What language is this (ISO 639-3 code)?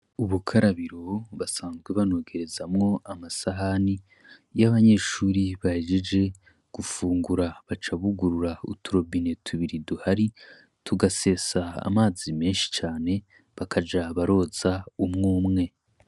run